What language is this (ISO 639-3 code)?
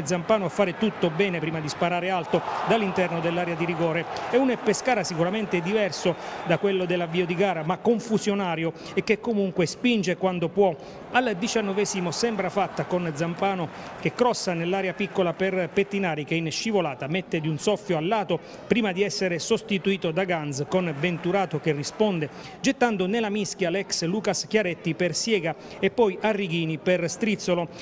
ita